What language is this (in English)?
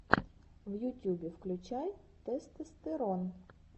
Russian